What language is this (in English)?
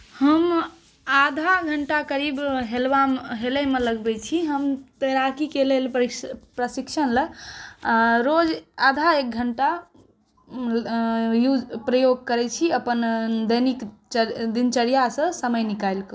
Maithili